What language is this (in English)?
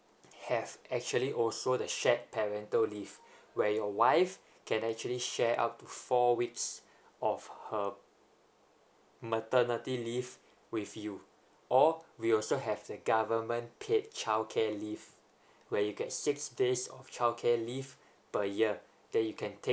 English